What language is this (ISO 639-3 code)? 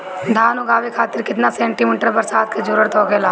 bho